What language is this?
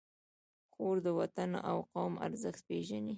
Pashto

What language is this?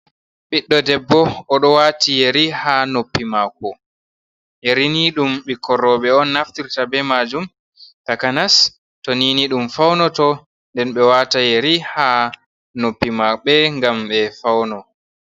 Fula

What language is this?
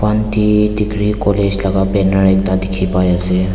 Naga Pidgin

